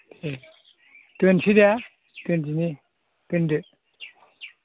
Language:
Bodo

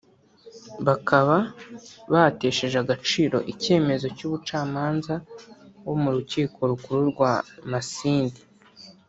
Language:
Kinyarwanda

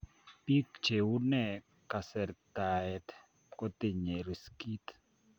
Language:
Kalenjin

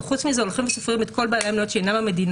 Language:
Hebrew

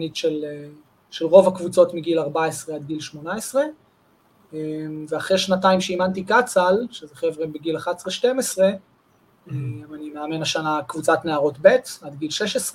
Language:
Hebrew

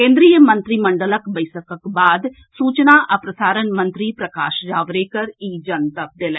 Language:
Maithili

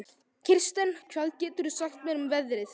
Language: Icelandic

